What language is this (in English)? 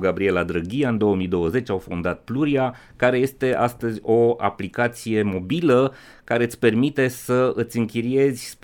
Romanian